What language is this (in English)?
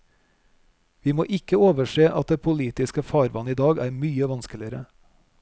Norwegian